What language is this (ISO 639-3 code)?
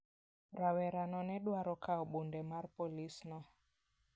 luo